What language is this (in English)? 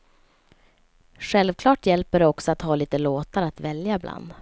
Swedish